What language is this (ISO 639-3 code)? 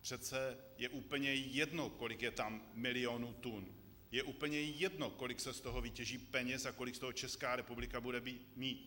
ces